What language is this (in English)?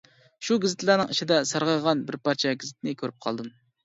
Uyghur